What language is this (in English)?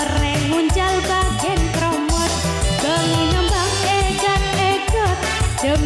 Indonesian